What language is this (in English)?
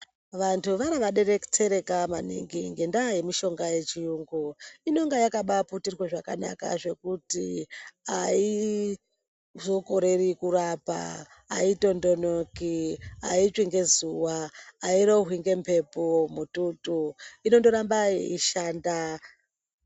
Ndau